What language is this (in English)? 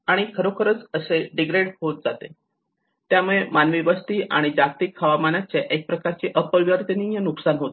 Marathi